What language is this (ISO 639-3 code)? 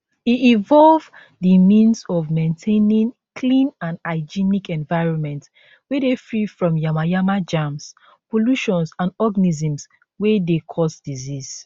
pcm